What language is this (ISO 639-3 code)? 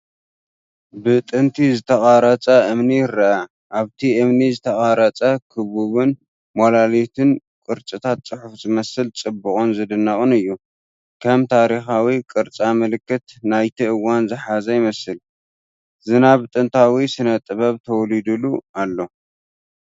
tir